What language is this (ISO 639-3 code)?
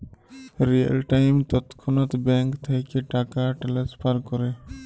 ben